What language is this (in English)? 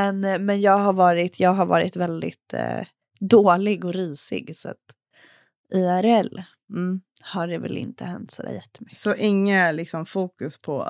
Swedish